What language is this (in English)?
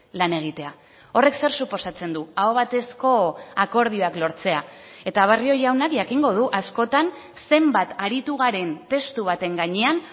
Basque